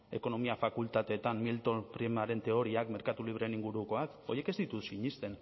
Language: Basque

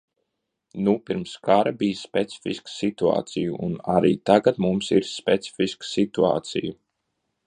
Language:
Latvian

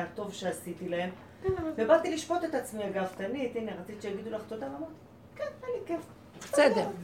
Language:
Hebrew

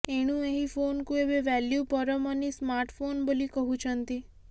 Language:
Odia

